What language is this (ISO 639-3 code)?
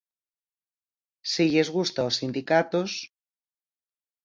glg